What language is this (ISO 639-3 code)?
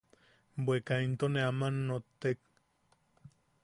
yaq